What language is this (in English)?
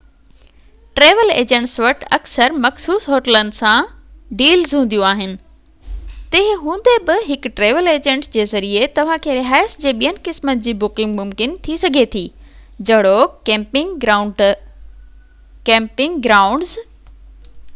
Sindhi